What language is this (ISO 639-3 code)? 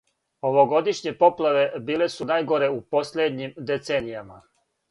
srp